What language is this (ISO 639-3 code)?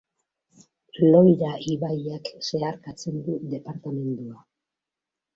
eus